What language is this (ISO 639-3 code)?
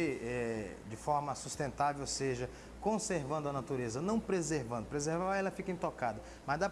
por